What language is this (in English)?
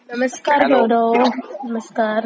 Marathi